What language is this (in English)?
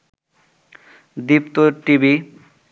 Bangla